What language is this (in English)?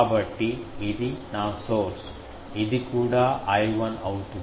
Telugu